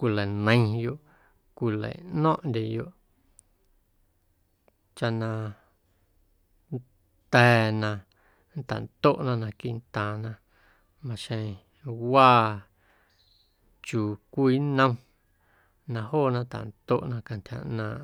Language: Guerrero Amuzgo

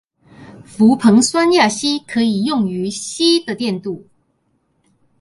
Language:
Chinese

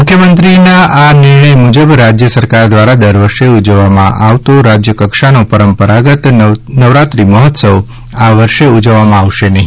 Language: Gujarati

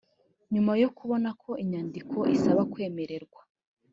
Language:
Kinyarwanda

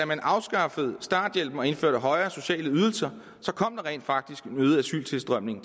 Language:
Danish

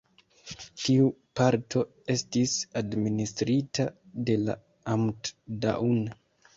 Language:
Esperanto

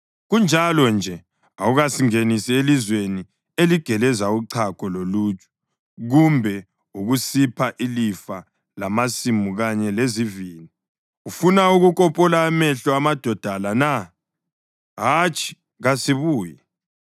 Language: North Ndebele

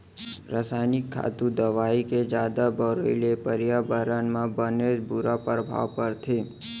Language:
Chhattisgarhi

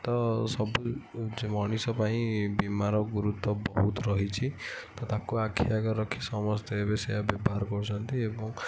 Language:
Odia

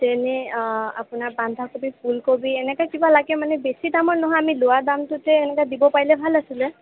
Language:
Assamese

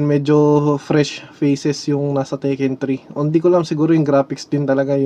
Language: Filipino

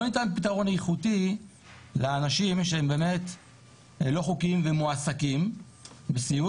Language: Hebrew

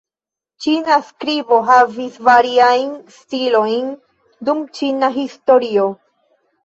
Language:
Esperanto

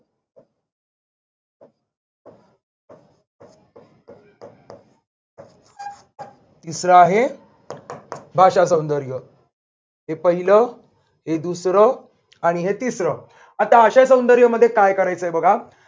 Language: Marathi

